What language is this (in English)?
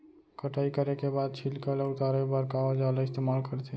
Chhattisgarhi